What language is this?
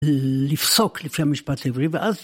Hebrew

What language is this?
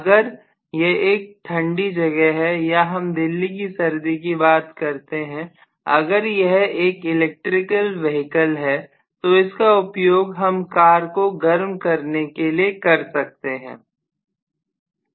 Hindi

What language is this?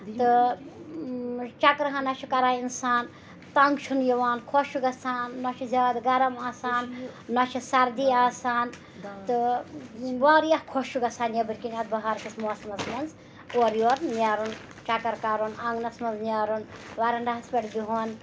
Kashmiri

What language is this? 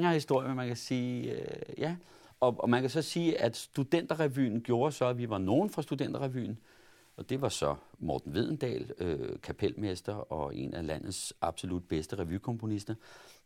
Danish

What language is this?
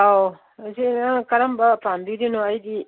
Manipuri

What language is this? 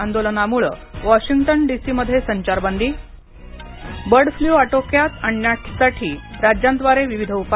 Marathi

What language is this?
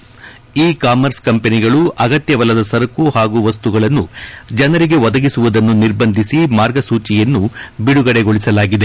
Kannada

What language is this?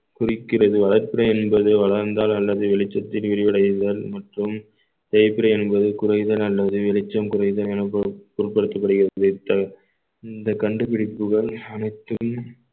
Tamil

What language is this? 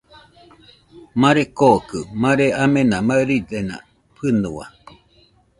Nüpode Huitoto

